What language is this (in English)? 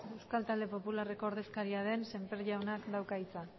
Basque